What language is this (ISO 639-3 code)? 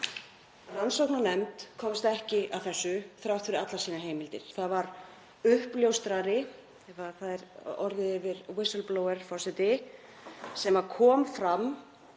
isl